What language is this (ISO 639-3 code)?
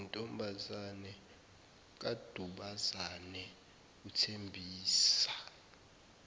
zul